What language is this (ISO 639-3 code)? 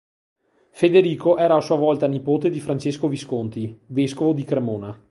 ita